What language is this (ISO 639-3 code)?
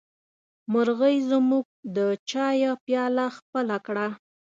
pus